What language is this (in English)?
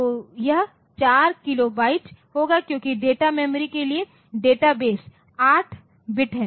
Hindi